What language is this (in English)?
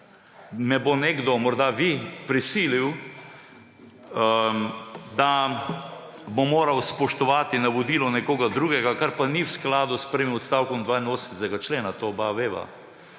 Slovenian